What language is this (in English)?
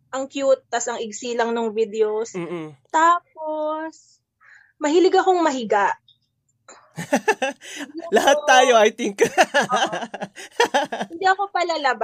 Filipino